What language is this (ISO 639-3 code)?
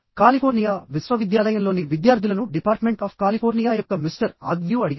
tel